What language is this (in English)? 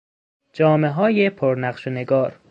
Persian